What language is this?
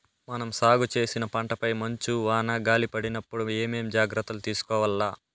Telugu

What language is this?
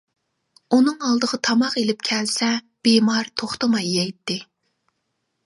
Uyghur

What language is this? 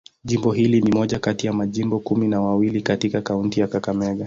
Swahili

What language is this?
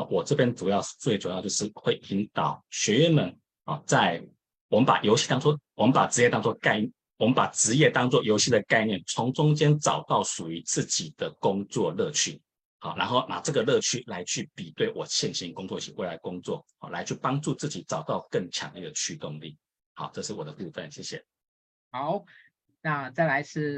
Chinese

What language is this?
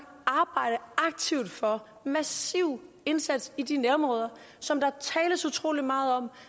Danish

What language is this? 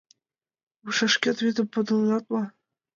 Mari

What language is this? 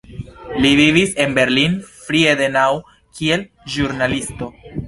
Esperanto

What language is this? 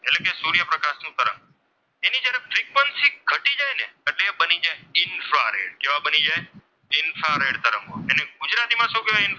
Gujarati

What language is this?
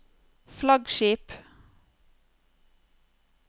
Norwegian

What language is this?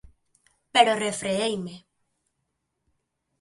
Galician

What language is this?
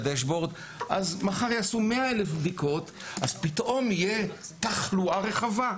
Hebrew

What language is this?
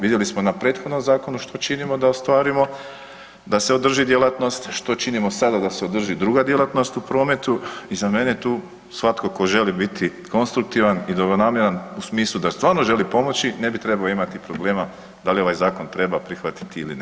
Croatian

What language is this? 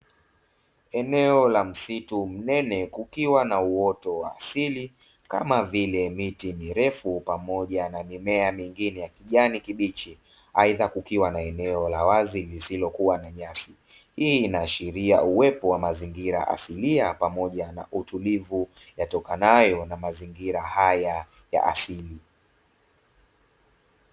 Swahili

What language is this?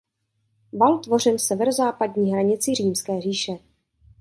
Czech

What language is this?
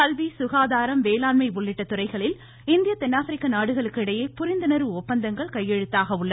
Tamil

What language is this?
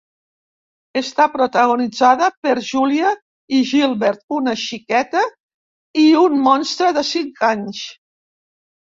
Catalan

